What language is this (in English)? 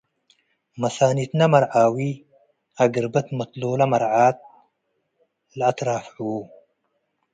Tigre